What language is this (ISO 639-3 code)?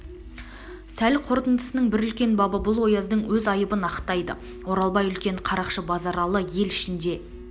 kaz